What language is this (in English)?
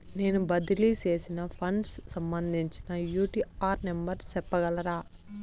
Telugu